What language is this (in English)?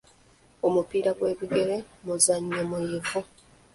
Ganda